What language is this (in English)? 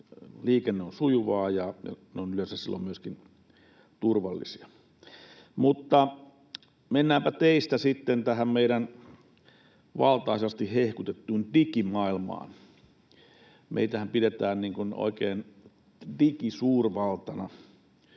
Finnish